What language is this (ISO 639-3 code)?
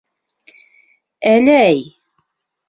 bak